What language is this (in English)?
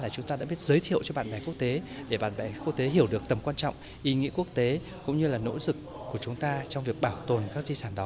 Vietnamese